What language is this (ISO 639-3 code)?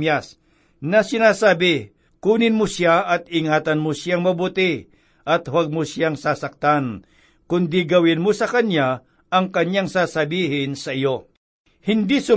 fil